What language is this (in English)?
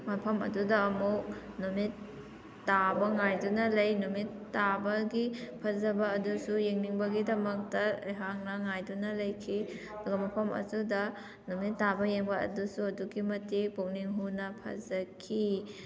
Manipuri